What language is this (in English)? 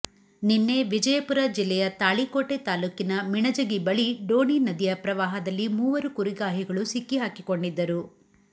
Kannada